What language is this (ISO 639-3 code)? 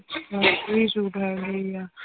pan